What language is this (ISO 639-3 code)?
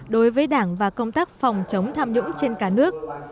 vie